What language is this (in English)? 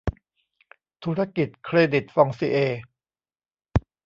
Thai